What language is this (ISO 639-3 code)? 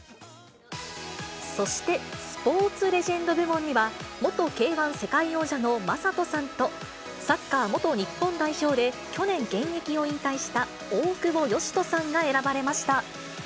jpn